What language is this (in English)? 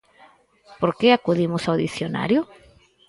Galician